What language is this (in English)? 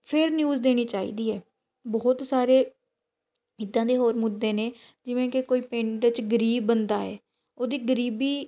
Punjabi